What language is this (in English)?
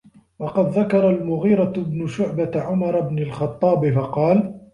Arabic